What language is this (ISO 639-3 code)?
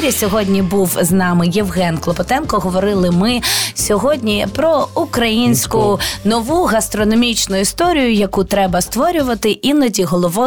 ukr